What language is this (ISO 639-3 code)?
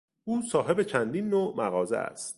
fas